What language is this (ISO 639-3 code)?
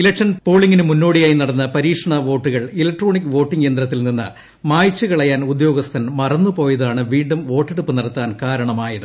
mal